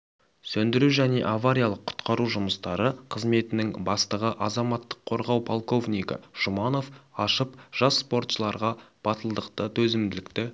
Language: Kazakh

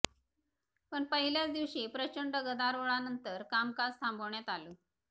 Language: Marathi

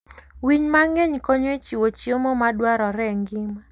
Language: Luo (Kenya and Tanzania)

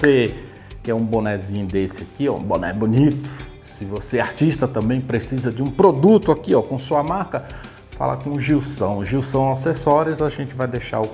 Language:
Portuguese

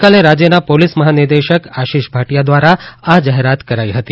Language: Gujarati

